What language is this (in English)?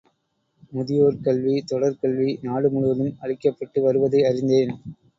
Tamil